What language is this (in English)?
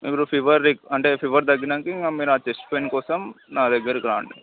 Telugu